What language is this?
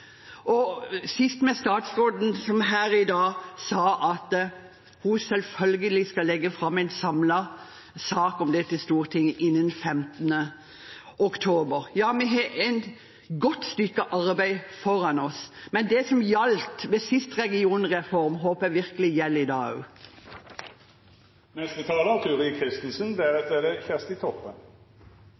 Norwegian Bokmål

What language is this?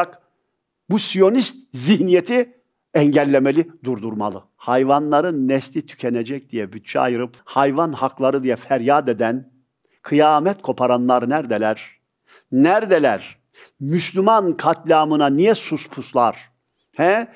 Turkish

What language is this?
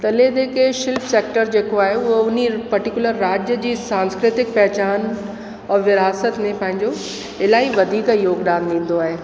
Sindhi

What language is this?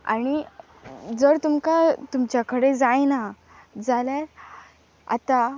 Konkani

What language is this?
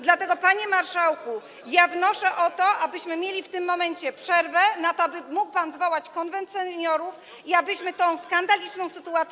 Polish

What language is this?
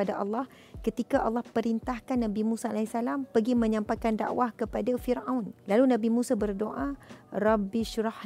Malay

